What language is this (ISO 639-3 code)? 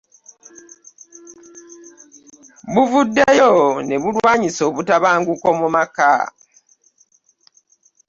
lug